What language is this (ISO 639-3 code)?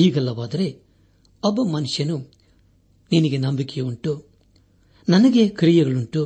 kan